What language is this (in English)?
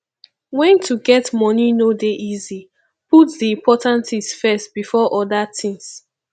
Nigerian Pidgin